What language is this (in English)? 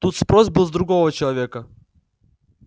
Russian